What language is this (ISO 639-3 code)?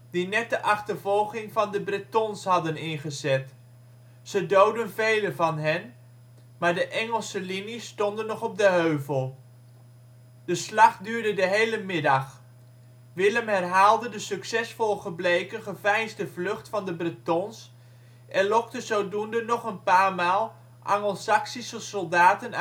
nld